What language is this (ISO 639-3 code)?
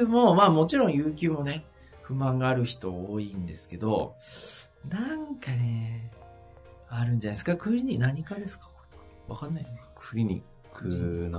jpn